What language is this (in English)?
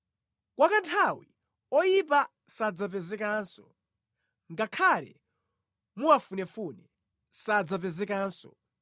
Nyanja